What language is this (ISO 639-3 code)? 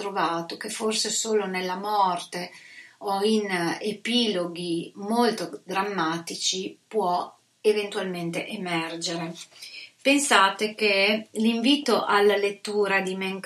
ita